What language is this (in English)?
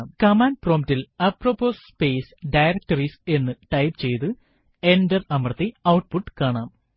Malayalam